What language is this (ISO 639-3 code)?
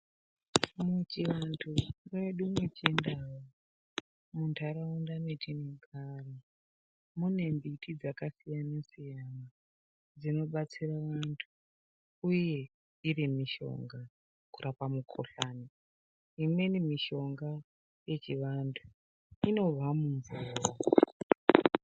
ndc